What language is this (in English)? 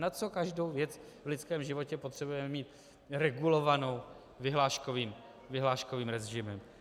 Czech